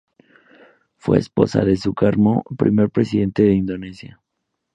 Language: Spanish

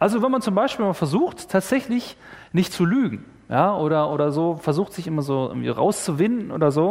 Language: German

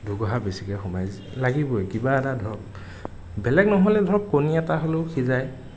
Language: Assamese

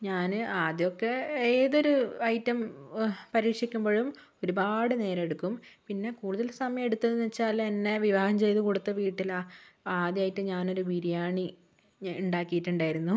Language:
Malayalam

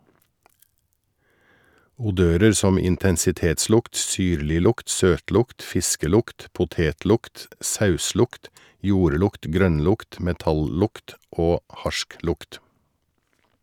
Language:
Norwegian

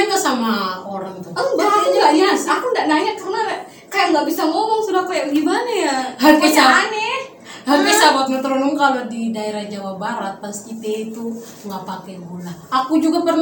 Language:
Indonesian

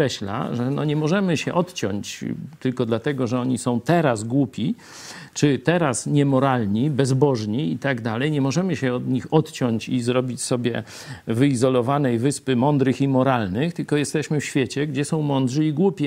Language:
Polish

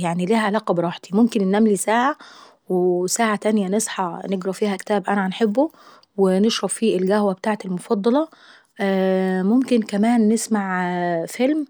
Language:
Saidi Arabic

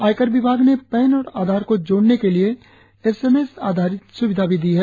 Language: Hindi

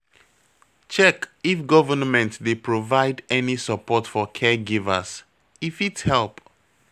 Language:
Nigerian Pidgin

